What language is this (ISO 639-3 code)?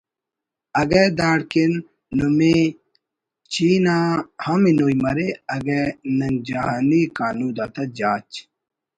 brh